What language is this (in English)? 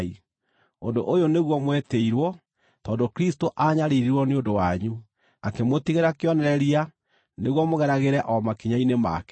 Kikuyu